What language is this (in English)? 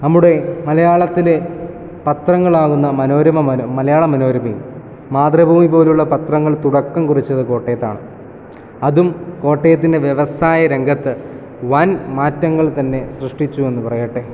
Malayalam